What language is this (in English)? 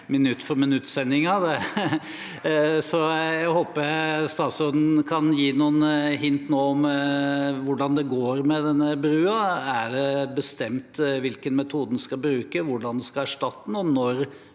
Norwegian